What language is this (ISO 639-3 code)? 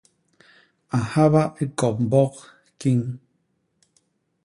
bas